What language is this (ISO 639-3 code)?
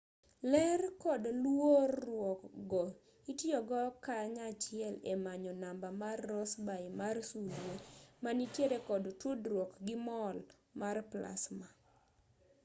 luo